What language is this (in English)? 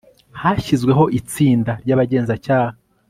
Kinyarwanda